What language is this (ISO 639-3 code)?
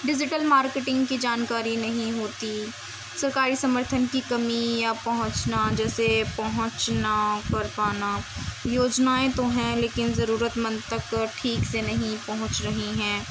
urd